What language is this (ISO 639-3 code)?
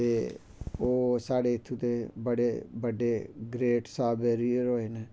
doi